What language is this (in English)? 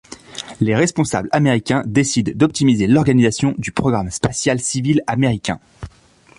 French